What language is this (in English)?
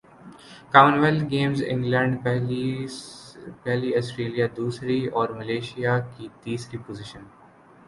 Urdu